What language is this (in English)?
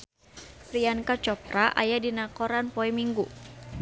Sundanese